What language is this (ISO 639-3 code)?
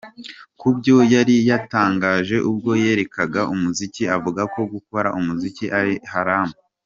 kin